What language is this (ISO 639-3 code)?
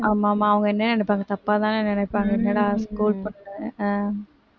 tam